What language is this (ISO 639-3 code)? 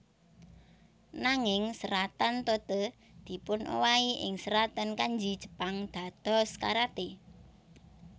jav